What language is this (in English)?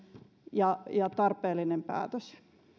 Finnish